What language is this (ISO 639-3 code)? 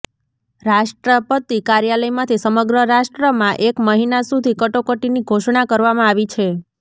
guj